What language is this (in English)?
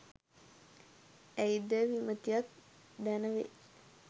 Sinhala